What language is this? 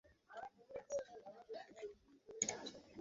Bangla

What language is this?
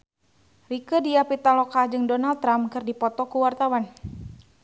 Sundanese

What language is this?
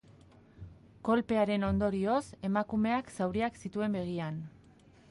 Basque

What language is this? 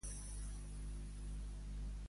Catalan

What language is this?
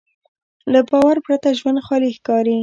Pashto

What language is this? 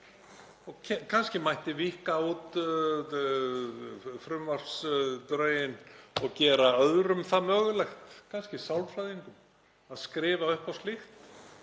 Icelandic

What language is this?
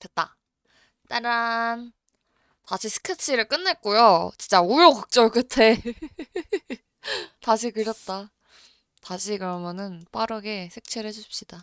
Korean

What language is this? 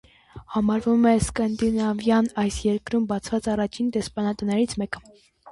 Armenian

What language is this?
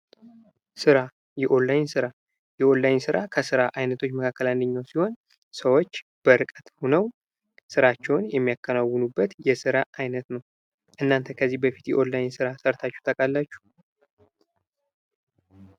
Amharic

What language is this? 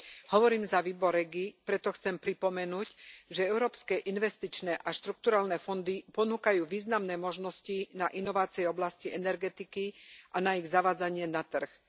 Slovak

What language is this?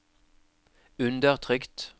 Norwegian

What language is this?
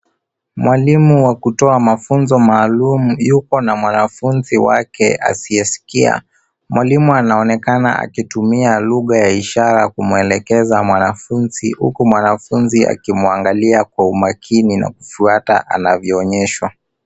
Swahili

